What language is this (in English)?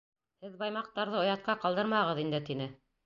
Bashkir